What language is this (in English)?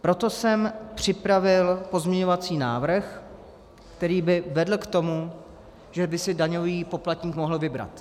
Czech